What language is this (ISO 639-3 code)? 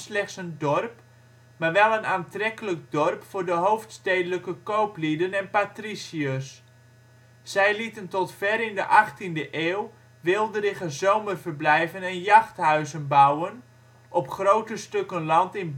nld